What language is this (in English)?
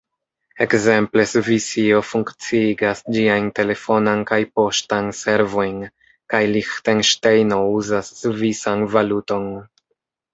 Esperanto